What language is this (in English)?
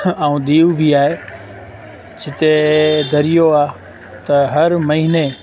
Sindhi